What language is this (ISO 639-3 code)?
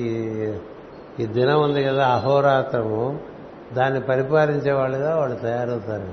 tel